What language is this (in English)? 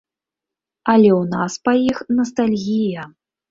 Belarusian